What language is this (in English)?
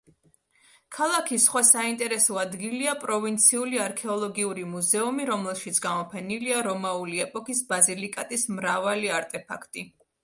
Georgian